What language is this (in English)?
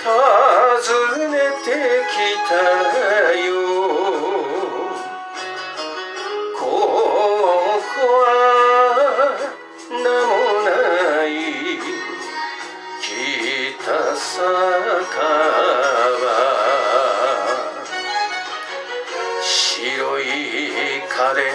Turkish